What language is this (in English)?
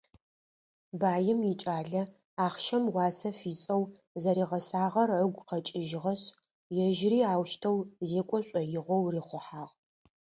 Adyghe